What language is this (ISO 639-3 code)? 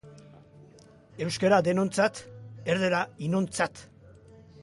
eus